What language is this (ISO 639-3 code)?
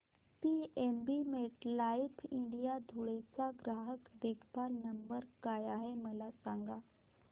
mar